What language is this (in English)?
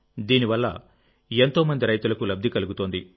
Telugu